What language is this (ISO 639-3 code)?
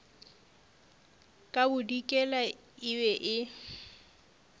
nso